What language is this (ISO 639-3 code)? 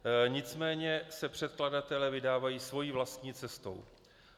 ces